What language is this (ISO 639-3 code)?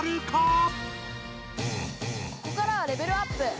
jpn